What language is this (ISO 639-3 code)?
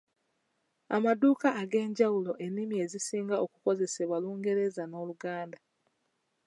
lug